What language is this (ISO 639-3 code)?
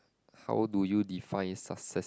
eng